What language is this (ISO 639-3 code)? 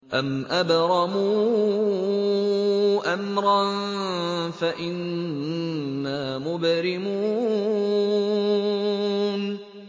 ara